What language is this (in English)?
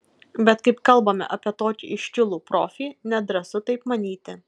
Lithuanian